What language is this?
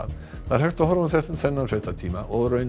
Icelandic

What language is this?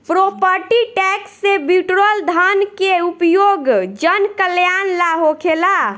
Bhojpuri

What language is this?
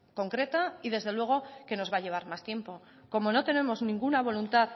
Spanish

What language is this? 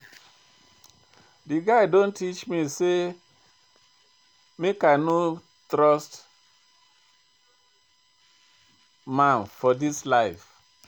Nigerian Pidgin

